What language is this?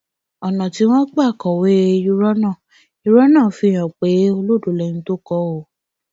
Yoruba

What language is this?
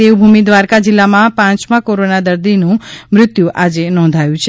Gujarati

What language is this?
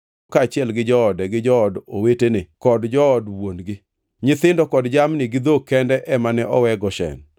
Luo (Kenya and Tanzania)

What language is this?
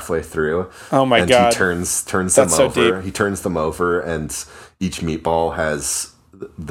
English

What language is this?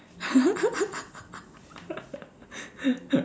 English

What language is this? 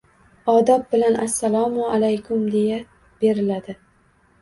Uzbek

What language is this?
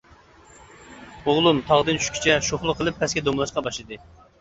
Uyghur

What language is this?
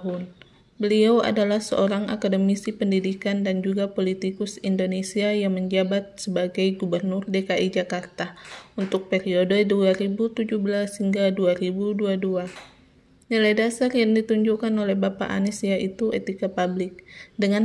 Indonesian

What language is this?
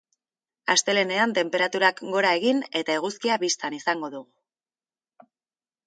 Basque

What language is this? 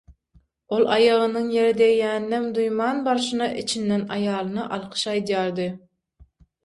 Turkmen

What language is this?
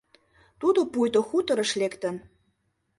Mari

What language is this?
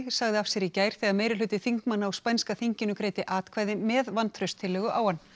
Icelandic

